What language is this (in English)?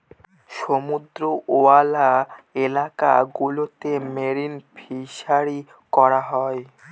Bangla